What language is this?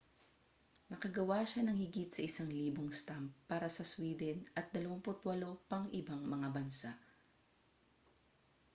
Filipino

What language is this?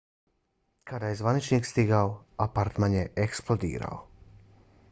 Bosnian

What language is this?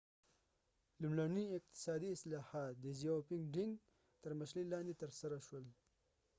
Pashto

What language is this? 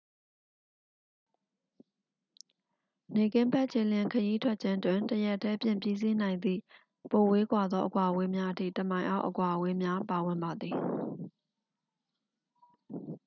Burmese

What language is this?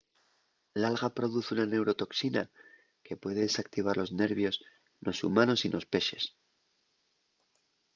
Asturian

